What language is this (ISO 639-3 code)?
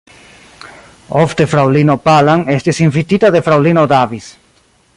epo